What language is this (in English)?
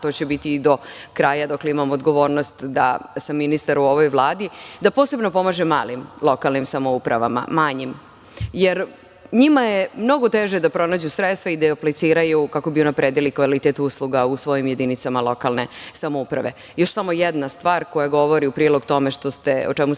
Serbian